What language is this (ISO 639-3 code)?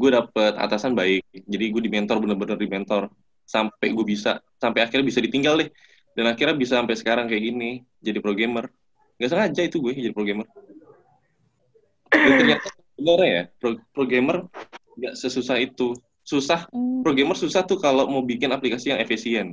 ind